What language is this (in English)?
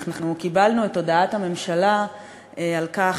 Hebrew